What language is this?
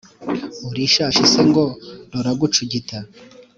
Kinyarwanda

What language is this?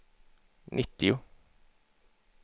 Swedish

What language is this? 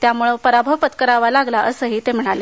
Marathi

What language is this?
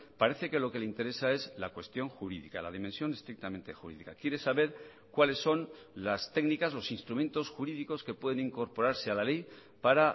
Spanish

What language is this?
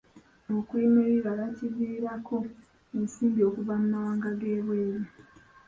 Ganda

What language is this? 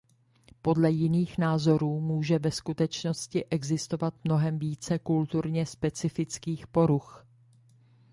Czech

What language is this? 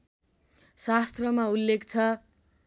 Nepali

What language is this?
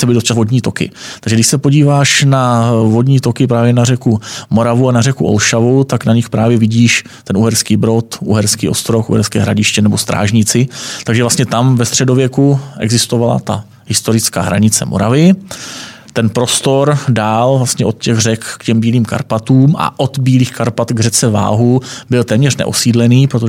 Czech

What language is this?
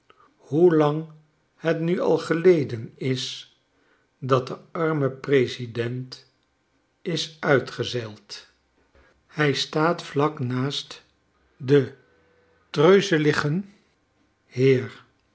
Dutch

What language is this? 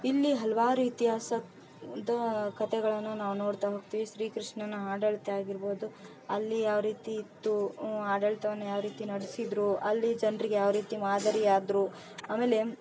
Kannada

